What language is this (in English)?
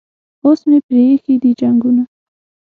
Pashto